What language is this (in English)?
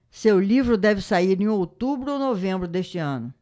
Portuguese